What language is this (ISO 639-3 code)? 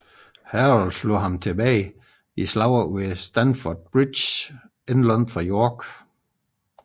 dan